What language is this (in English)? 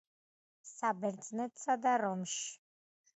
Georgian